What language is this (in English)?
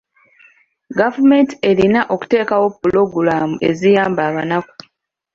Ganda